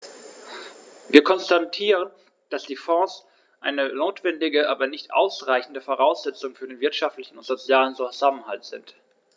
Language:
German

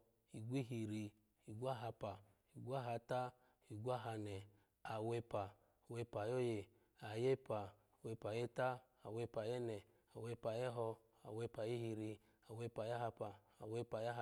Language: Alago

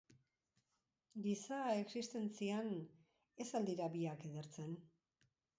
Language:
Basque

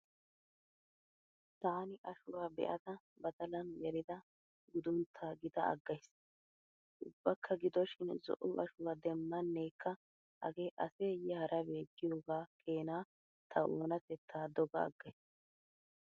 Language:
Wolaytta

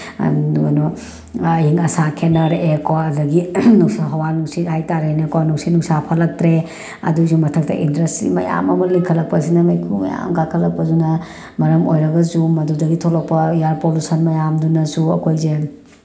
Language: Manipuri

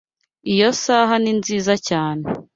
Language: Kinyarwanda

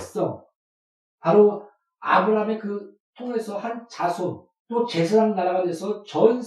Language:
Korean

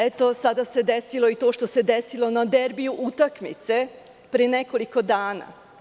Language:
Serbian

